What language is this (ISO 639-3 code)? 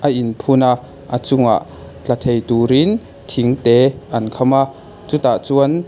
lus